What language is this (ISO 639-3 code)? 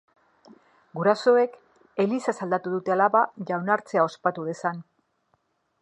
eus